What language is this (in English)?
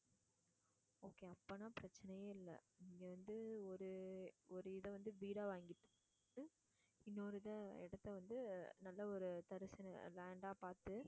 Tamil